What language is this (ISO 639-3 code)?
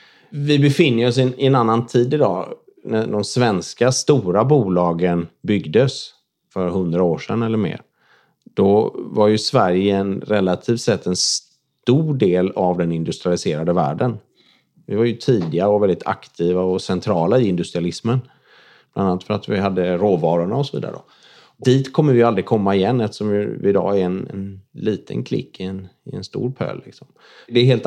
swe